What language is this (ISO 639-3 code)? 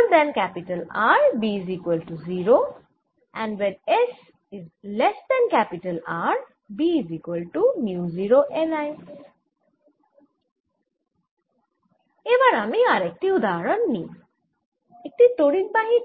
ben